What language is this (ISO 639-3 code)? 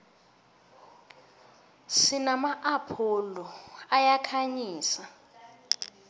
nbl